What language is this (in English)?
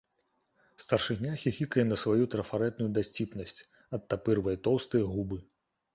Belarusian